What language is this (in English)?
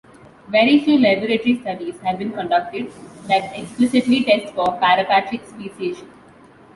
English